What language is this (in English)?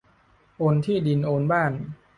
Thai